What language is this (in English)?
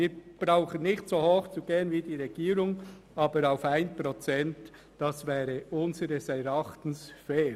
Swiss German